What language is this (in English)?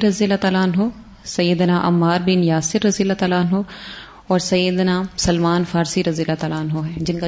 Urdu